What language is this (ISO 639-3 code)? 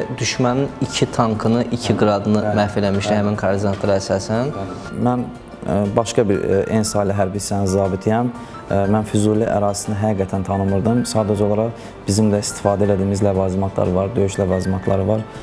tur